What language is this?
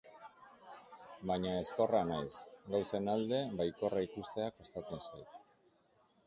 Basque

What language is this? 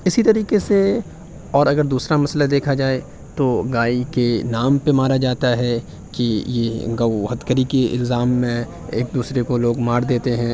Urdu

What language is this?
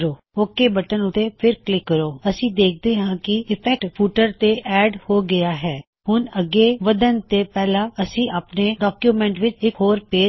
Punjabi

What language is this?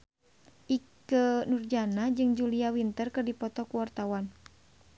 Sundanese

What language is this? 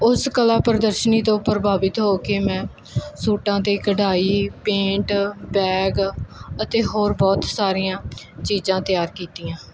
Punjabi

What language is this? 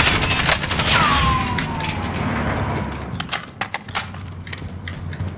Russian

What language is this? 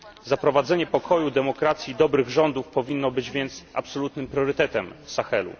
Polish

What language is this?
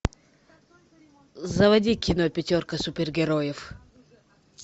Russian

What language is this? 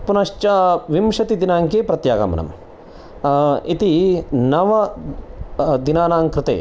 Sanskrit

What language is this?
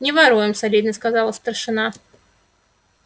Russian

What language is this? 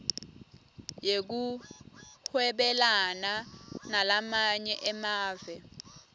Swati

